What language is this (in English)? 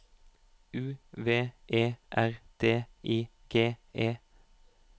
Norwegian